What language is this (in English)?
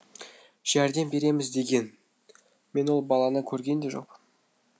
Kazakh